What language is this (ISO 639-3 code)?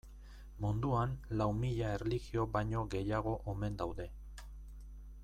eus